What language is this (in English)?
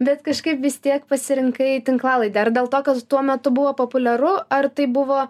Lithuanian